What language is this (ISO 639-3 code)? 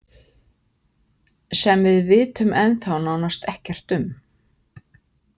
isl